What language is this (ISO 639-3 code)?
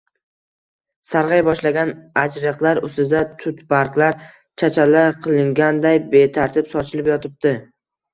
uzb